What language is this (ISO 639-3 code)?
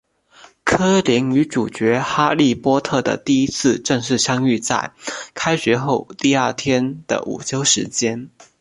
zho